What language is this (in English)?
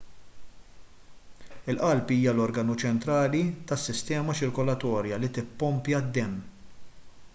Maltese